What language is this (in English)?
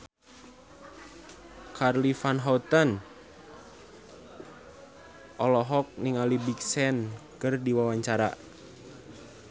Sundanese